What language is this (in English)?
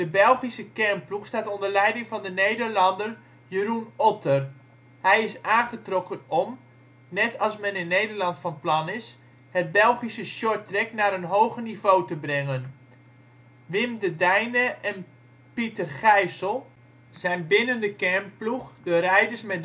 Dutch